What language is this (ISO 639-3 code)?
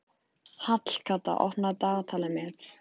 isl